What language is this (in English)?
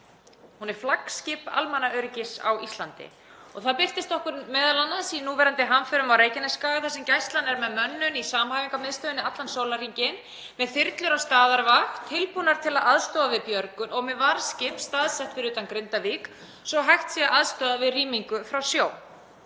Icelandic